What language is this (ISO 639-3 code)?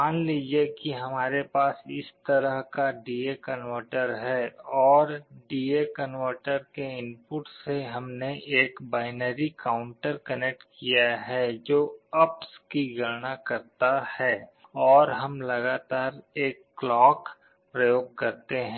hin